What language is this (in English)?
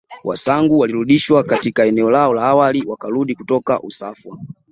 Swahili